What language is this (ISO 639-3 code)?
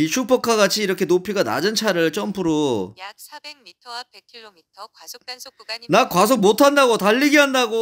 kor